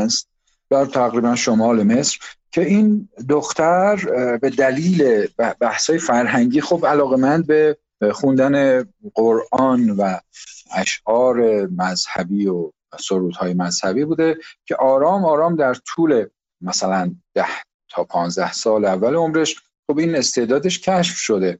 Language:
Persian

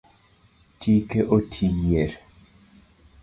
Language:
Luo (Kenya and Tanzania)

